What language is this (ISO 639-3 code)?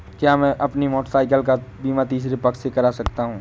hin